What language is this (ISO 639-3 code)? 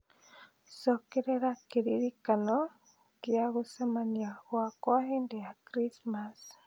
kik